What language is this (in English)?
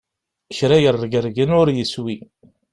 Kabyle